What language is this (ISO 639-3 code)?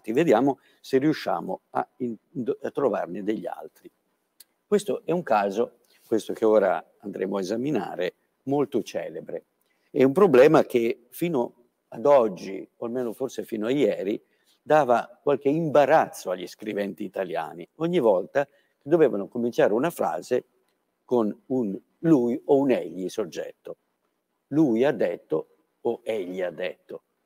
ita